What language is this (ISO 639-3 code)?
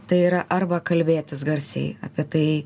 lit